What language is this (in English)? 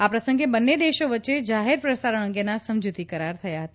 Gujarati